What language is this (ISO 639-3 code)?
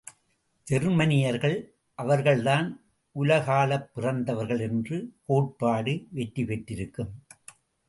tam